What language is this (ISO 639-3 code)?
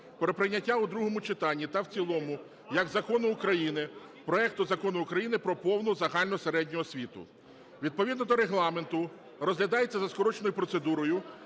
ukr